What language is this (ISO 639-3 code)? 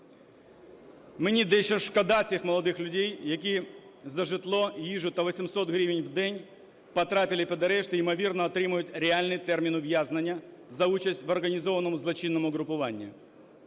ukr